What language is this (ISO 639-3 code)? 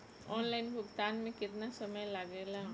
bho